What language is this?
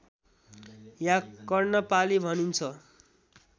Nepali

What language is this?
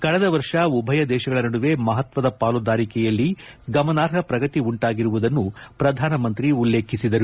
Kannada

